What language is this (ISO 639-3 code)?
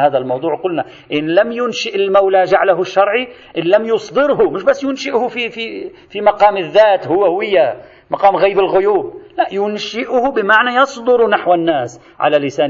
ara